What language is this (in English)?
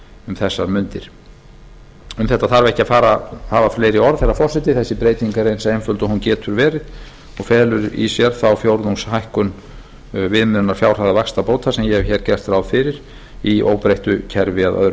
Icelandic